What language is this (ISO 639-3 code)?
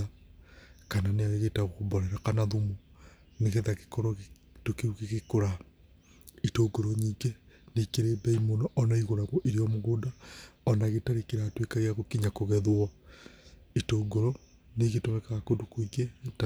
kik